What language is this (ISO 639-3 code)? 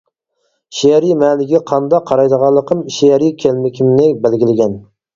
uig